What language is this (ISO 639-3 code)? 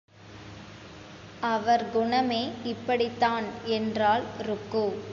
tam